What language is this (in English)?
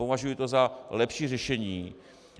Czech